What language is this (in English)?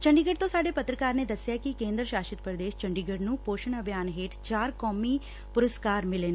Punjabi